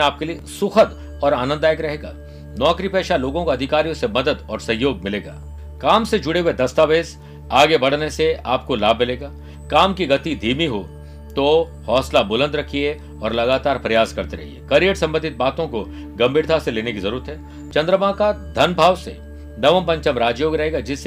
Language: Hindi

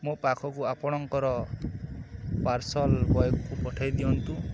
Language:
Odia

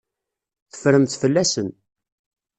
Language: Kabyle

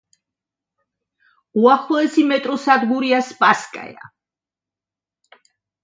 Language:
Georgian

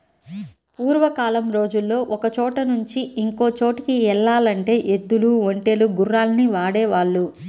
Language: Telugu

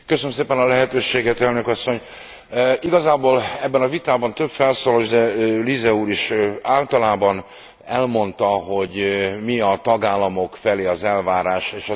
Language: Hungarian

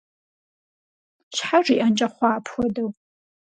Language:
Kabardian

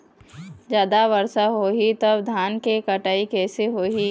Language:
Chhattisgarhi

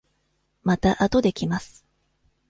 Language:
Japanese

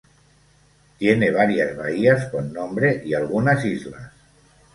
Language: Spanish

